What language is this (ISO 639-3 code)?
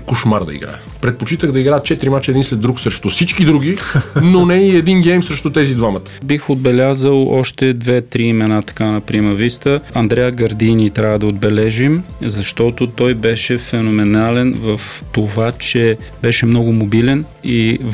bul